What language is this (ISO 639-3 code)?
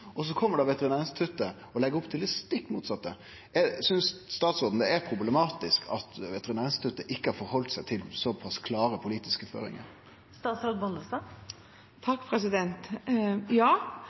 nno